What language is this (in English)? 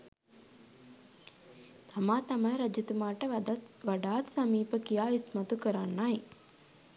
Sinhala